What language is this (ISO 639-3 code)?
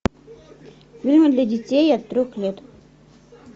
rus